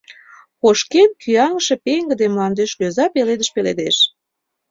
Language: Mari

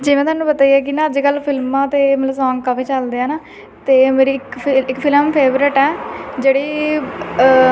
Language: Punjabi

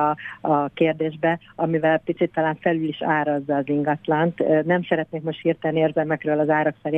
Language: Hungarian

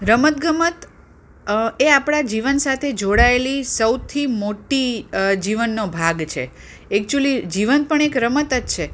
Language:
Gujarati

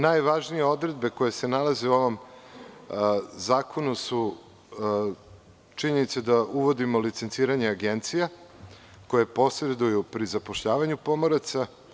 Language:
Serbian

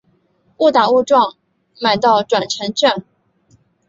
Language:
Chinese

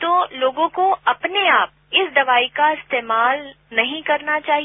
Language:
Hindi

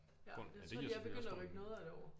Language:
Danish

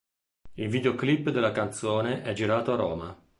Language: Italian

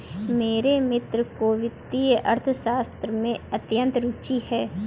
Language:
Hindi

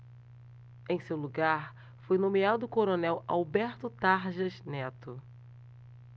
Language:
Portuguese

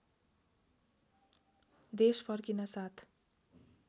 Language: Nepali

